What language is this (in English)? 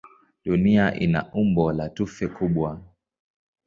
Swahili